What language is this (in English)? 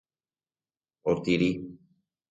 Guarani